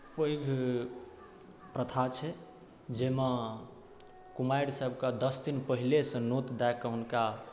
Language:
Maithili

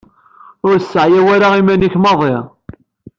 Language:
Kabyle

